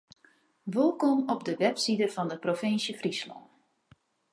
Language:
Western Frisian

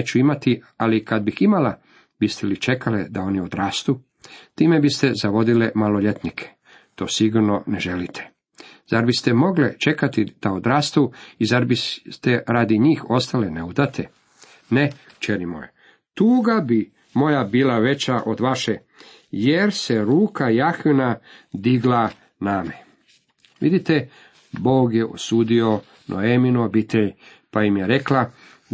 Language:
Croatian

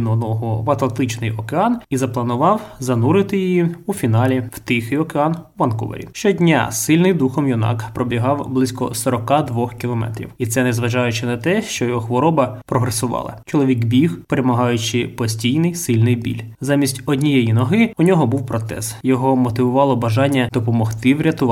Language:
Ukrainian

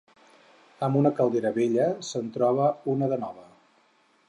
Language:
Catalan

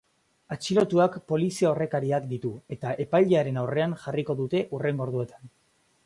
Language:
Basque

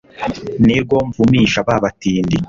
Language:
Kinyarwanda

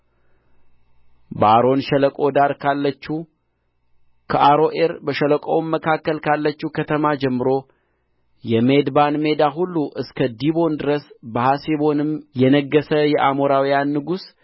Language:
Amharic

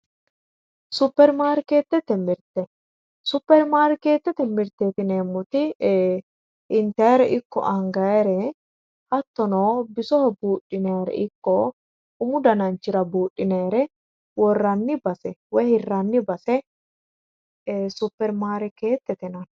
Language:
Sidamo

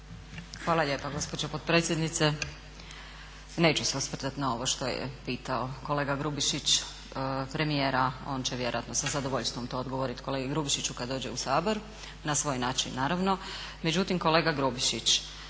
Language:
Croatian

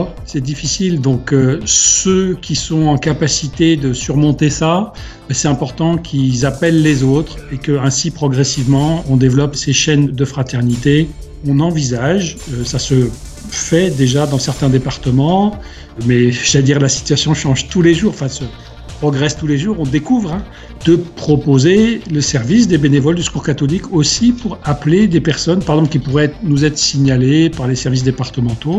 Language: French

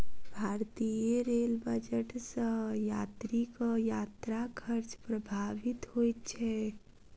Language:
Maithili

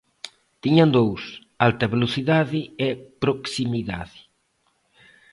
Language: Galician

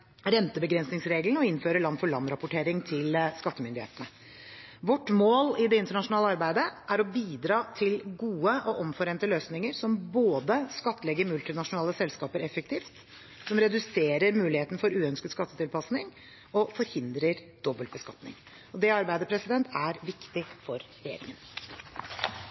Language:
Norwegian Bokmål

